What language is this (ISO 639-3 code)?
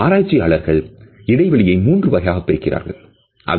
tam